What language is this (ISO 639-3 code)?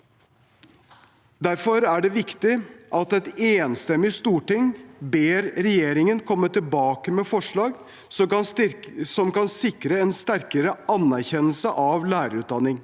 nor